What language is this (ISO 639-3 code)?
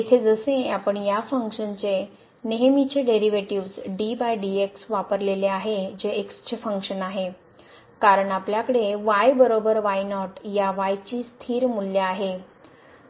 mar